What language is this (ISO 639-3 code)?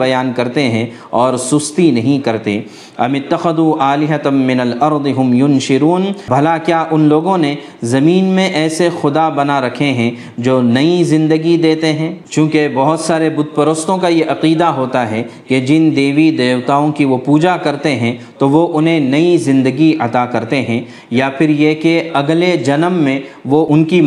urd